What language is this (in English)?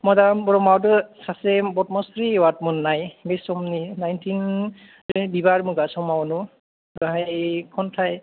Bodo